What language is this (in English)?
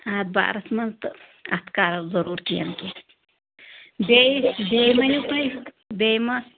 Kashmiri